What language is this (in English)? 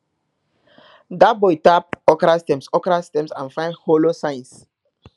Nigerian Pidgin